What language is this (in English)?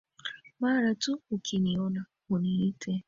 Swahili